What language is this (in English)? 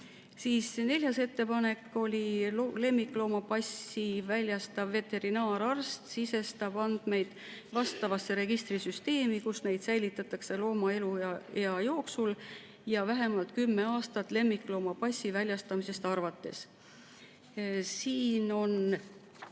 Estonian